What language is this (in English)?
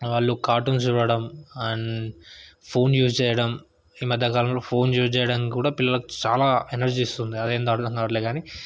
Telugu